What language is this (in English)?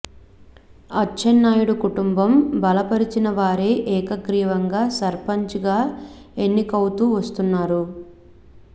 Telugu